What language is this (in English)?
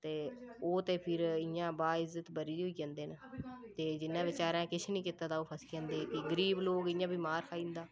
Dogri